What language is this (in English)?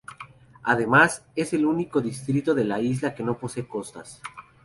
Spanish